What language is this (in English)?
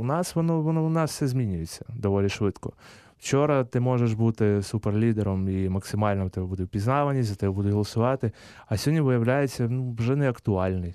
Ukrainian